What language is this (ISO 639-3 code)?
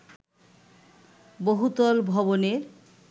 ben